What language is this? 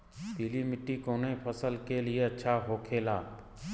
Bhojpuri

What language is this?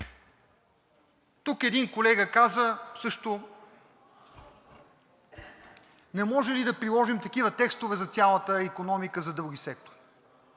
Bulgarian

